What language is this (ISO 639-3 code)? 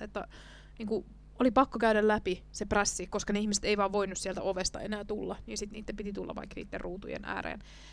fin